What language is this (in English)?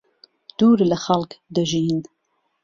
Central Kurdish